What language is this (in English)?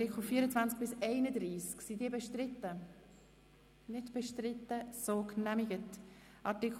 Swiss German